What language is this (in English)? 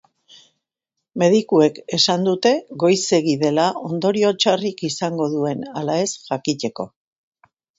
Basque